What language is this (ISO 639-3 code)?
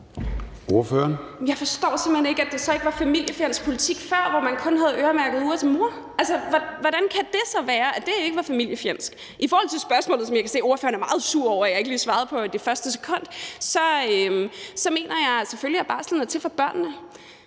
dan